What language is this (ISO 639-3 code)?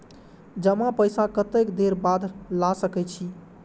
mai